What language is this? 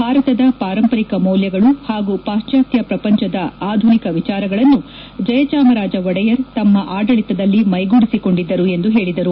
Kannada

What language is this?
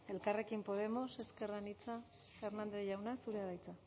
Basque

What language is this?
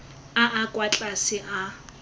Tswana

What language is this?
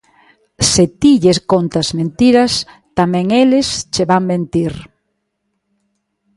Galician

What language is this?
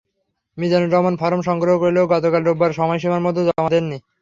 Bangla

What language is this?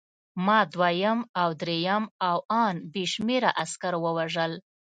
Pashto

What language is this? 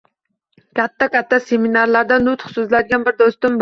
Uzbek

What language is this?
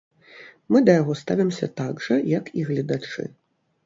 Belarusian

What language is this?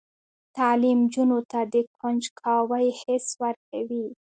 Pashto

